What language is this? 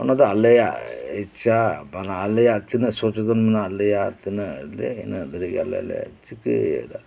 Santali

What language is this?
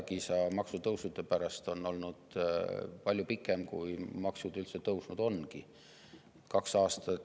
Estonian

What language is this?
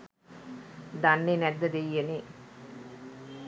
Sinhala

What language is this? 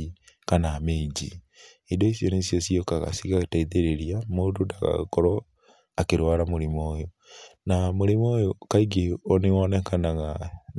Kikuyu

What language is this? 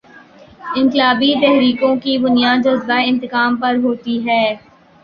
Urdu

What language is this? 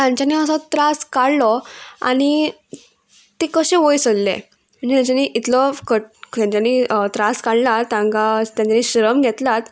Konkani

